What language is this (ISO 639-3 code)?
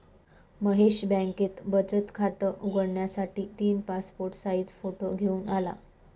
mar